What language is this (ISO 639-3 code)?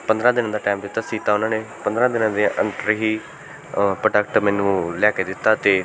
pan